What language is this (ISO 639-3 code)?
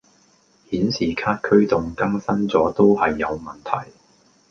yue